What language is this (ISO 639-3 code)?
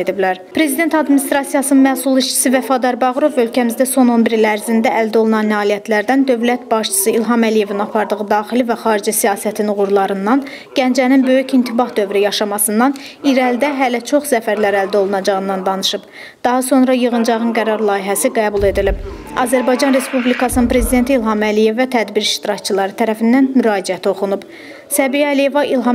tur